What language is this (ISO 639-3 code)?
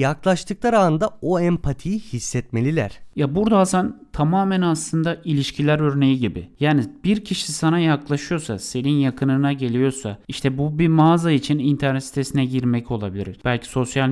tur